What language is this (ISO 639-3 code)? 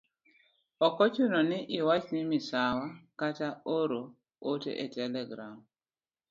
luo